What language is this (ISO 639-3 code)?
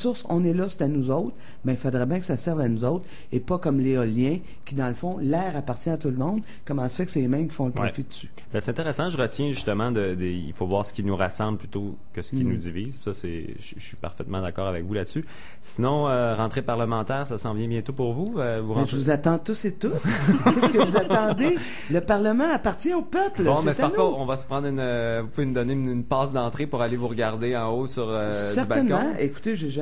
fra